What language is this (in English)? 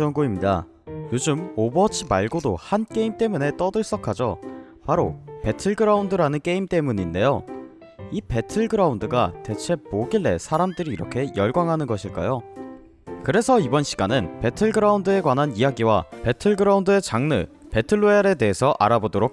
Korean